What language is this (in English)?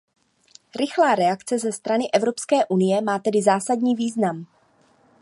Czech